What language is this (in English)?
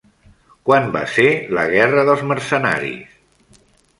Catalan